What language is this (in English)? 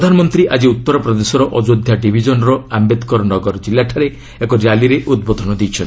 Odia